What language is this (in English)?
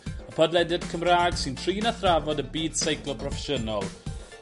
Welsh